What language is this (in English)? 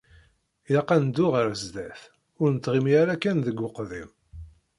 Kabyle